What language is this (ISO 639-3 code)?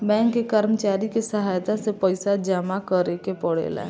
bho